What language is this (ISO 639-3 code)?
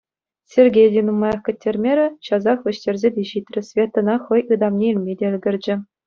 chv